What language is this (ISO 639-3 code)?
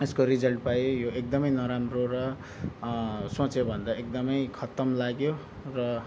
nep